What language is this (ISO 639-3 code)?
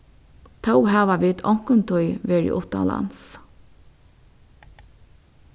fao